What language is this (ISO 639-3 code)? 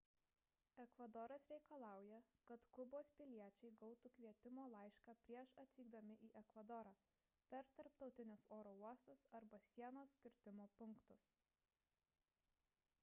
lit